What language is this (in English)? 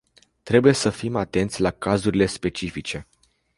Romanian